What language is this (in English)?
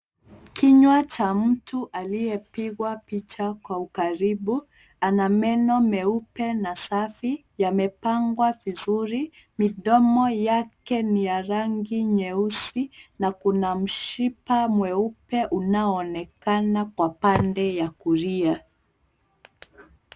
Swahili